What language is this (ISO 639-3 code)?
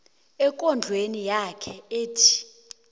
nbl